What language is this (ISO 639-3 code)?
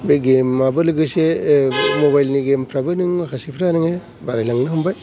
brx